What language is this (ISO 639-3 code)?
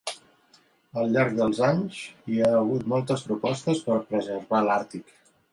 cat